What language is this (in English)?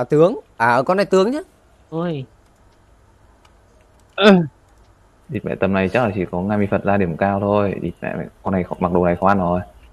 Vietnamese